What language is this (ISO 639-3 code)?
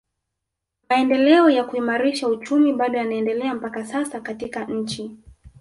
swa